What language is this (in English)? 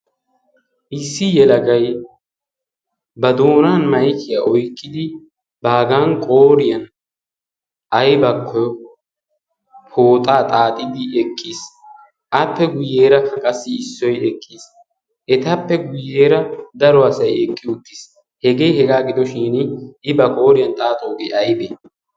Wolaytta